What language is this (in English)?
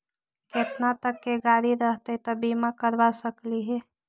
Magahi